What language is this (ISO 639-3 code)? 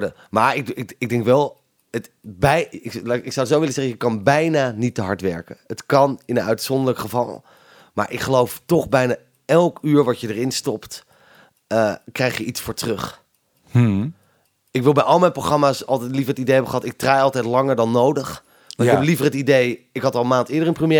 nld